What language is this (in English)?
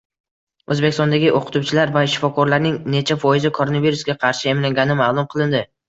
Uzbek